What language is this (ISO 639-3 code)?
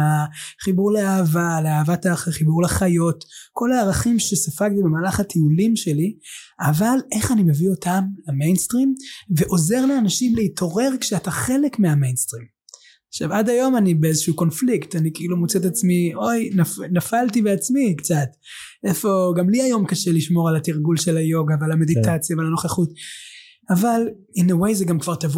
heb